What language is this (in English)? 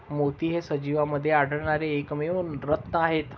Marathi